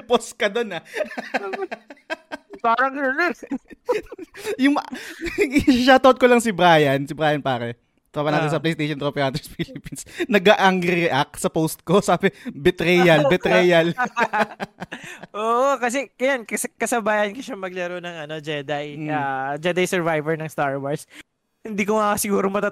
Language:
Filipino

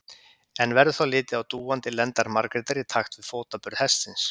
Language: Icelandic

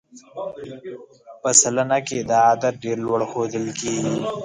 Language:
Pashto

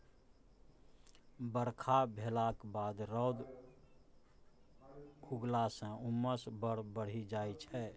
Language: Maithili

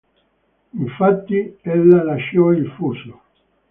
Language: Italian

